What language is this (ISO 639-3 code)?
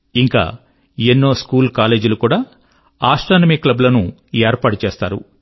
tel